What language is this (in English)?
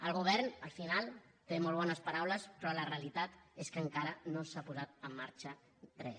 Catalan